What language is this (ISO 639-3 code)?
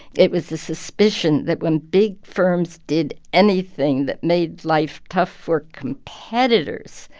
eng